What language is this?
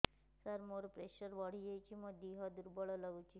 Odia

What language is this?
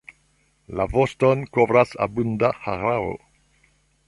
Esperanto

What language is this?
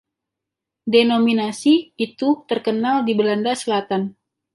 Indonesian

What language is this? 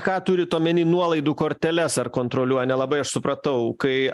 Lithuanian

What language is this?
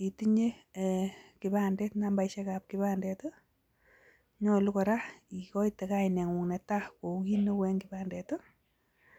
Kalenjin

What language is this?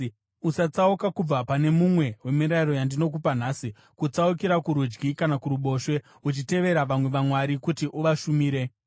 Shona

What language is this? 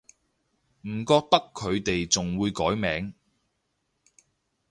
Cantonese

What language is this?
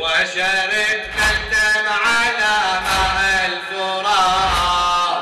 Arabic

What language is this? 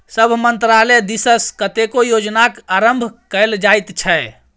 Maithili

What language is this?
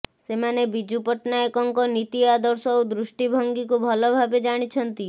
Odia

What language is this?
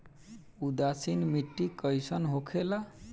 Bhojpuri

